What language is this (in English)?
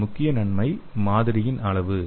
Tamil